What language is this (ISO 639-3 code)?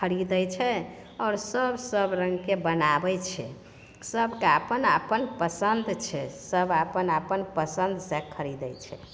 mai